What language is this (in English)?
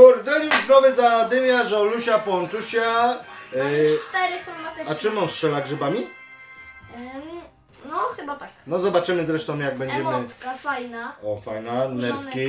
Polish